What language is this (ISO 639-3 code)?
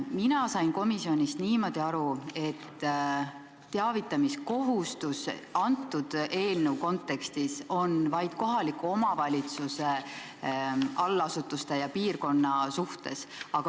est